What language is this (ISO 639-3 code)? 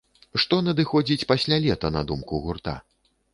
bel